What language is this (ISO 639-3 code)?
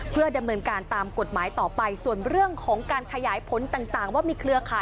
tha